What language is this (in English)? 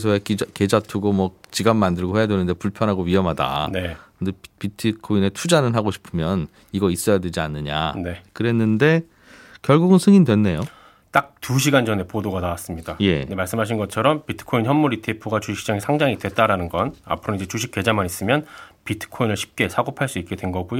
Korean